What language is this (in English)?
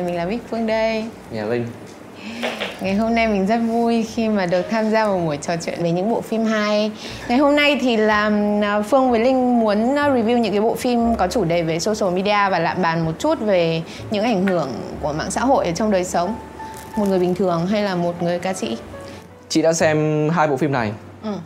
Vietnamese